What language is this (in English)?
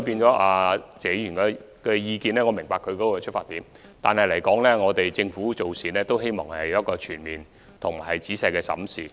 Cantonese